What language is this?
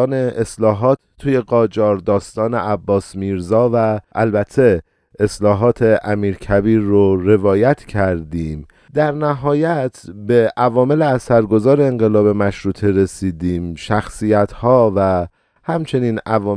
Persian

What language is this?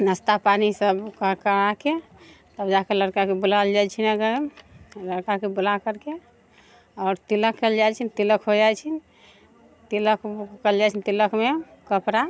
Maithili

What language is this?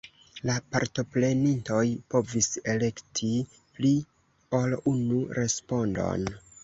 Esperanto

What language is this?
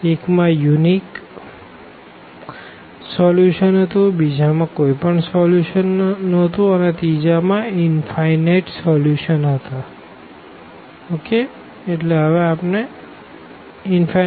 Gujarati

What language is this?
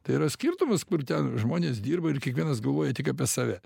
Lithuanian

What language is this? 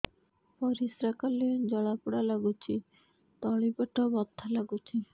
Odia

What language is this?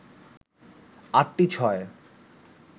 Bangla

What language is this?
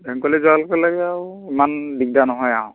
Assamese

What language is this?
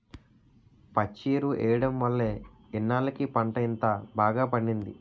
Telugu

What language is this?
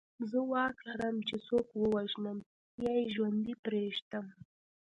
Pashto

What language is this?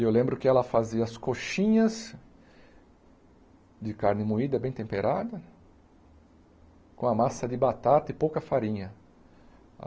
Portuguese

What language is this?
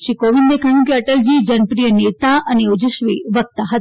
Gujarati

